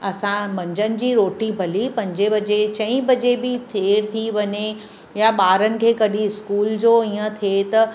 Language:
Sindhi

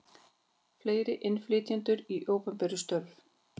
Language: Icelandic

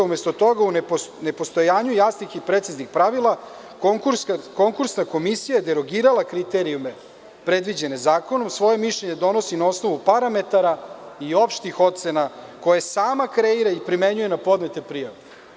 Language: Serbian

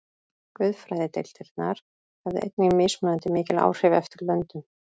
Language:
Icelandic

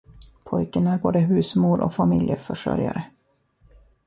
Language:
Swedish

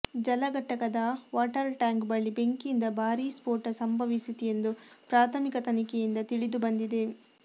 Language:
Kannada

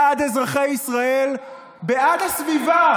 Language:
Hebrew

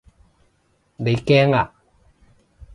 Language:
Cantonese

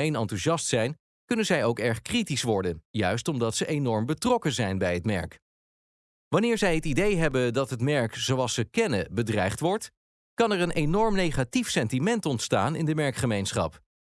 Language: Dutch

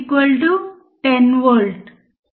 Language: Telugu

